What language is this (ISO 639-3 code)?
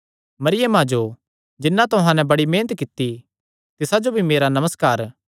xnr